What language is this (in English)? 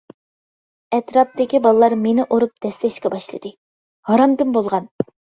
Uyghur